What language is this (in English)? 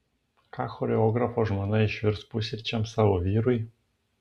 Lithuanian